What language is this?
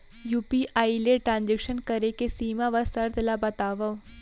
Chhattisgarhi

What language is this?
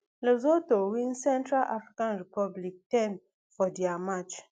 Nigerian Pidgin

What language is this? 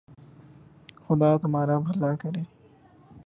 Urdu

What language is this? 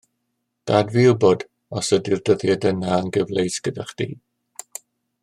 Welsh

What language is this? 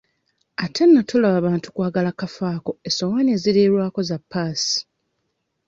Ganda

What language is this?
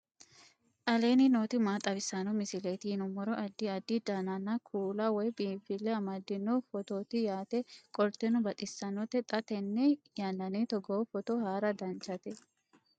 Sidamo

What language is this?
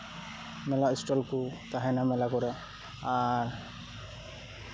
Santali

